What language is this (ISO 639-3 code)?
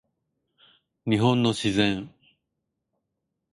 jpn